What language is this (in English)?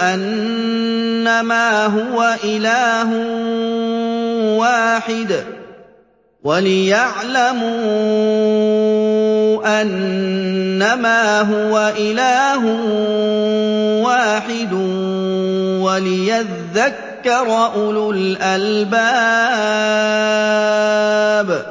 Arabic